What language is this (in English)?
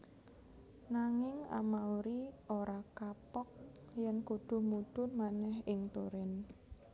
Javanese